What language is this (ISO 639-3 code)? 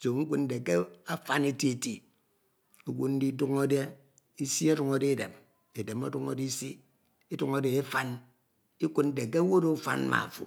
itw